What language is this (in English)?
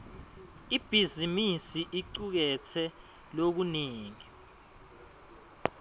Swati